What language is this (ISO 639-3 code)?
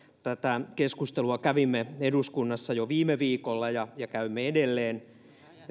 fin